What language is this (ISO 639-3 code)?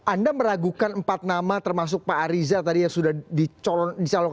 ind